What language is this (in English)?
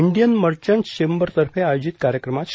Marathi